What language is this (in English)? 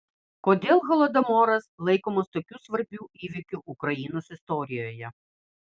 Lithuanian